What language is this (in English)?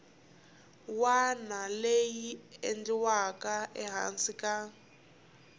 Tsonga